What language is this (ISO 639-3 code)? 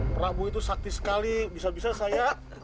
ind